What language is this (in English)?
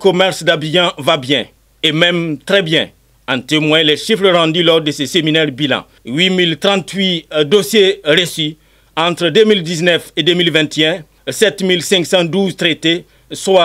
French